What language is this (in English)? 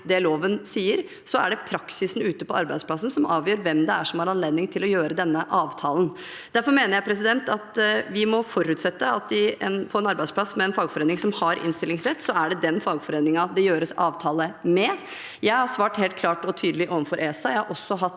Norwegian